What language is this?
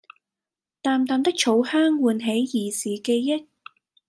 Cantonese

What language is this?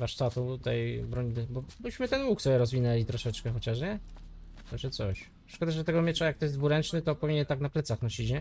Polish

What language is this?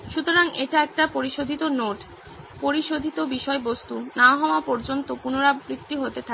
Bangla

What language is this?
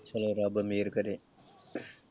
Punjabi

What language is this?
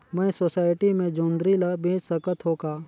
Chhattisgarhi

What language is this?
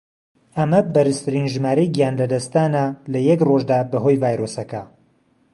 Central Kurdish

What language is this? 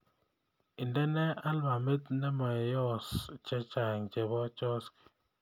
Kalenjin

